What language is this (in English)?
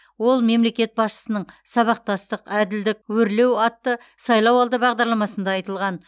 Kazakh